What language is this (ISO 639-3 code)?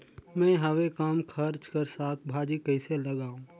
hne